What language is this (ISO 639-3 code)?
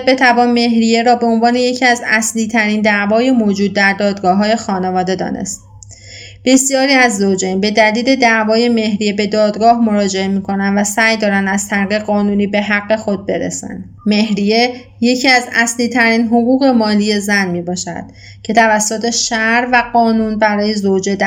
fas